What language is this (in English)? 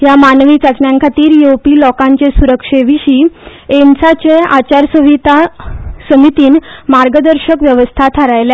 Konkani